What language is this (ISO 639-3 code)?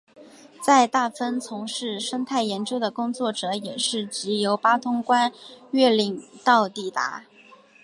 zho